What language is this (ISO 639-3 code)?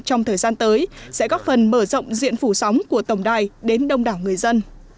vie